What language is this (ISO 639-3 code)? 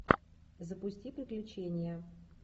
rus